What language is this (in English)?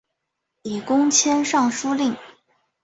Chinese